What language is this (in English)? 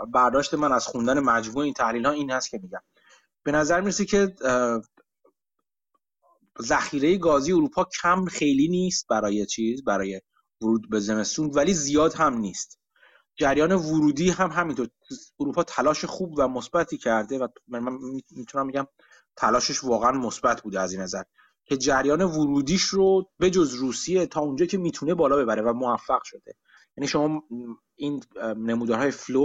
Persian